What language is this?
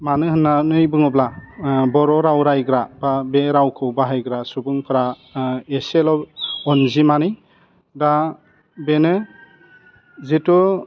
Bodo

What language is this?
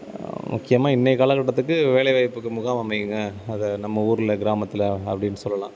Tamil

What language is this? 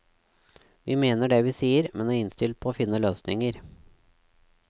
Norwegian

